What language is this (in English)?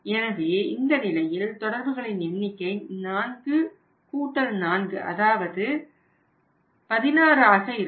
Tamil